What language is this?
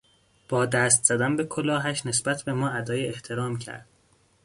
Persian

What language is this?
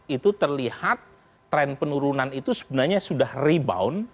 Indonesian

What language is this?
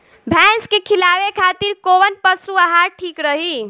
Bhojpuri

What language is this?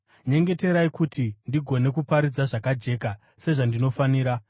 Shona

